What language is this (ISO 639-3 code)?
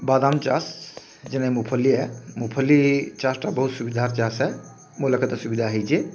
ori